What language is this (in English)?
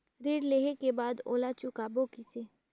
Chhattisgarhi